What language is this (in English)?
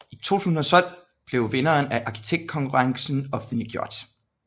Danish